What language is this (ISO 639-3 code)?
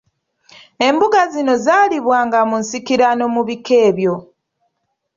lug